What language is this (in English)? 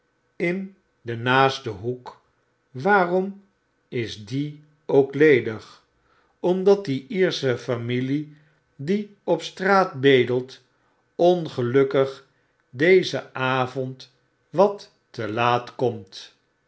Dutch